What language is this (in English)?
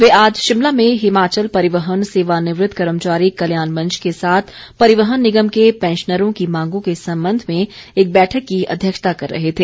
Hindi